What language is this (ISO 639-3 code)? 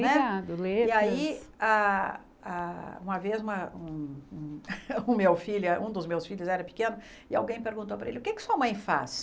por